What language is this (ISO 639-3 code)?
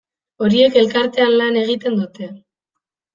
eus